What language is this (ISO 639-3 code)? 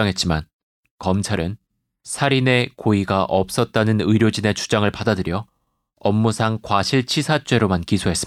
kor